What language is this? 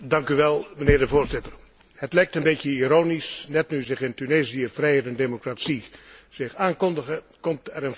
Dutch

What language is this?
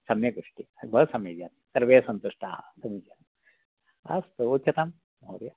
Sanskrit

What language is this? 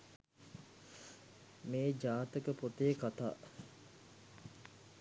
Sinhala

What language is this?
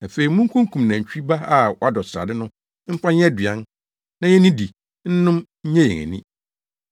Akan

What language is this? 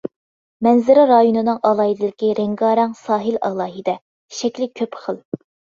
Uyghur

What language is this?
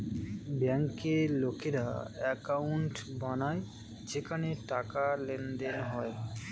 Bangla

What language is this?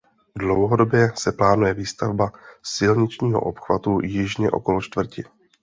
Czech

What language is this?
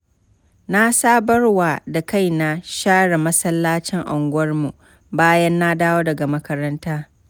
Hausa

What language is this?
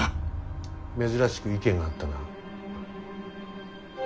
Japanese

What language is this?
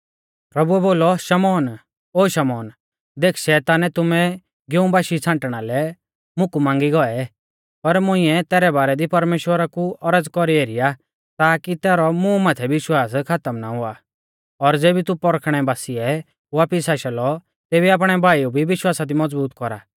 Mahasu Pahari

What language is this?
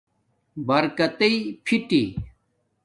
Domaaki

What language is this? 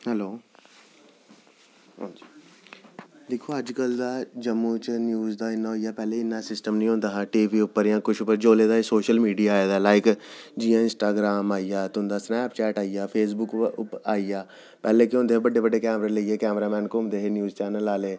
Dogri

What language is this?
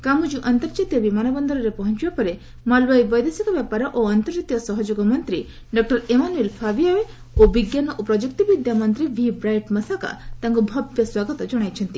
Odia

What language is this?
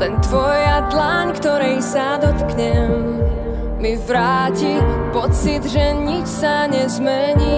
Polish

